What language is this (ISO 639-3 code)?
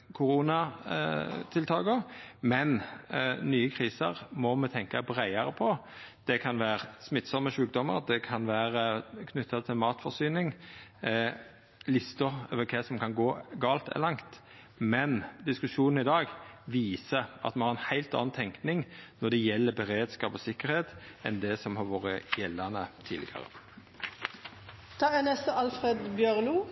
nno